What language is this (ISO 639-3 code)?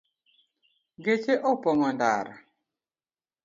luo